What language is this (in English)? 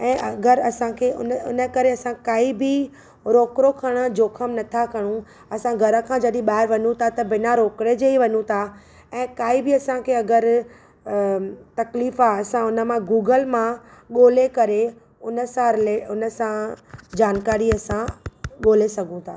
Sindhi